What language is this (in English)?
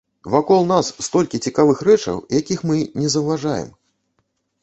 Belarusian